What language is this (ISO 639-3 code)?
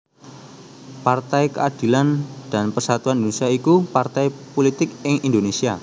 jav